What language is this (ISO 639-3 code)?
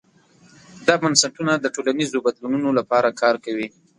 pus